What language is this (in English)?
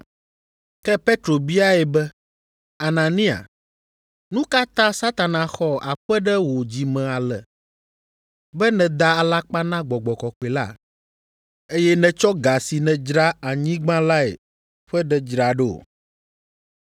Ewe